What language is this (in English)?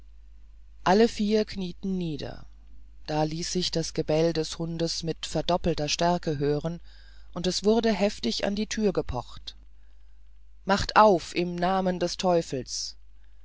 German